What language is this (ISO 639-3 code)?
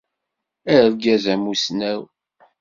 kab